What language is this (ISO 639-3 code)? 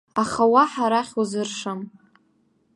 abk